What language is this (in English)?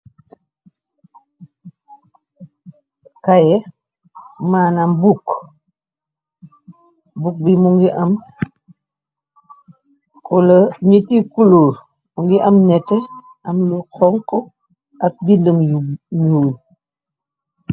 Wolof